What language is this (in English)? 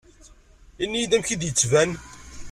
Kabyle